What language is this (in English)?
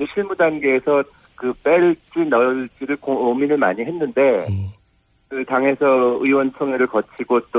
Korean